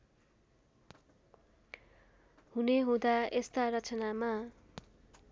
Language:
Nepali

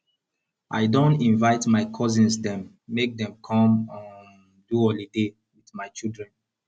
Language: Nigerian Pidgin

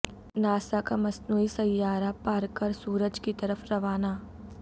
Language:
Urdu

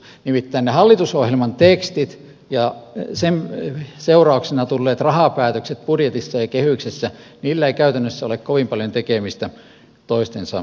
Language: Finnish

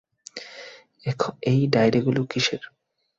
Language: Bangla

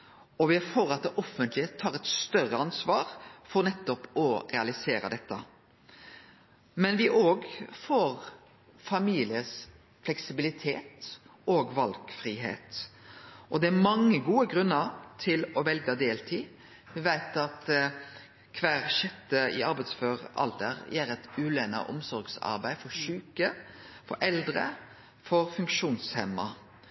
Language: Norwegian Nynorsk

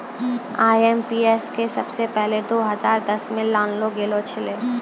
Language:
Maithili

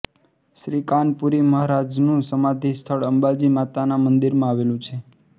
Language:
Gujarati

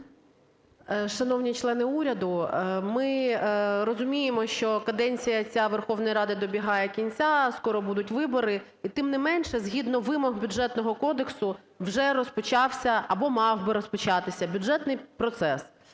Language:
Ukrainian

